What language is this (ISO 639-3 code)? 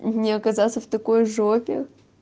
rus